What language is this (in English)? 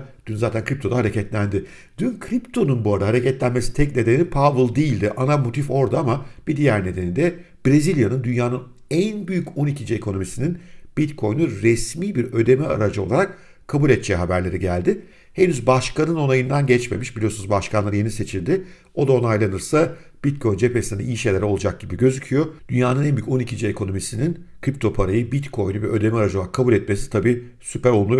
Turkish